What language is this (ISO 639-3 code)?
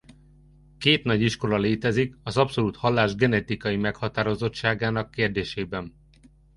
hun